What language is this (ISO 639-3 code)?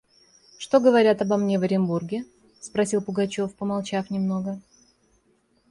rus